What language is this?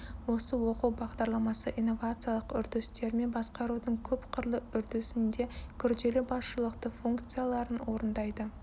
Kazakh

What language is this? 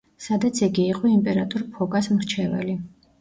Georgian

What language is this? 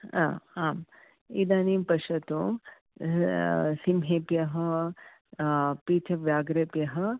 Sanskrit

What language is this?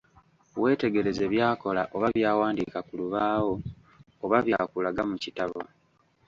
Ganda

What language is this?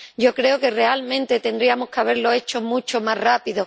Spanish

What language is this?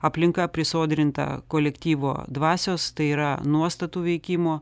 Lithuanian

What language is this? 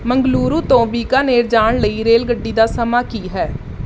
Punjabi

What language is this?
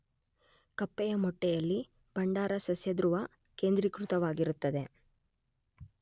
Kannada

